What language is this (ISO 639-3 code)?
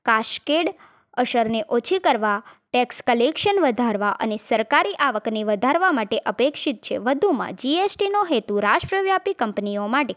guj